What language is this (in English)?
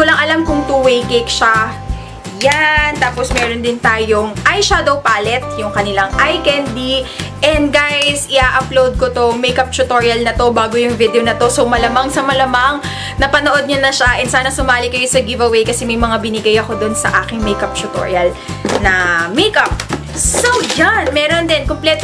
Filipino